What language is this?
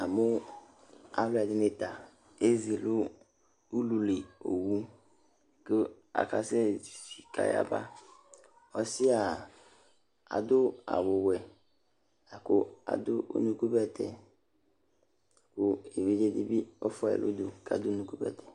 Ikposo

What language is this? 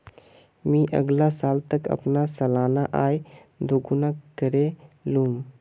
Magahi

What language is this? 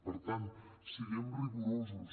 Catalan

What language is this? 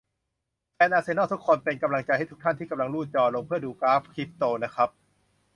Thai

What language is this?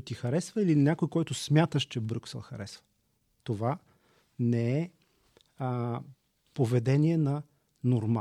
Bulgarian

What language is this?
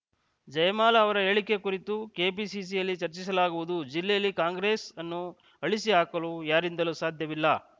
Kannada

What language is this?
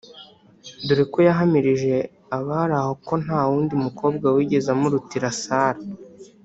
Kinyarwanda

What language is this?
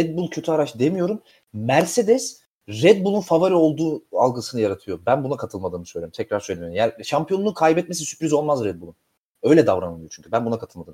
Turkish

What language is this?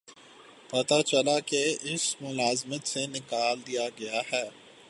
Urdu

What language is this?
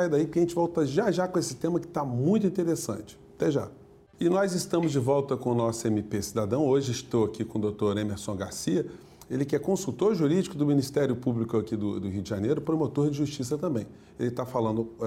Portuguese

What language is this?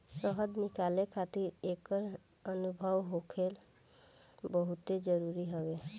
Bhojpuri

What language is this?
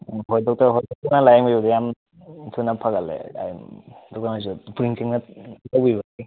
Manipuri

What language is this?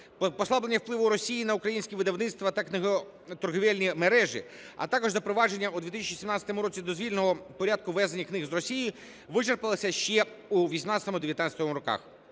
Ukrainian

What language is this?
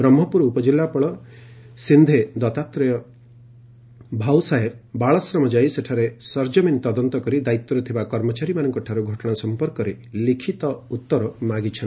Odia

